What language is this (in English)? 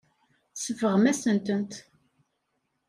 Kabyle